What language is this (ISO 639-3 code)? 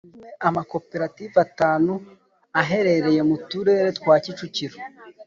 kin